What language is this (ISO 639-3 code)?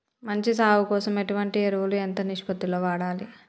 tel